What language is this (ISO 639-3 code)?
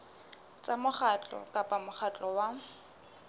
sot